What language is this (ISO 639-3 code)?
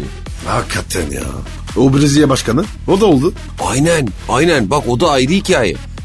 tur